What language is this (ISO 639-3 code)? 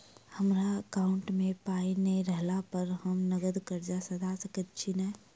mai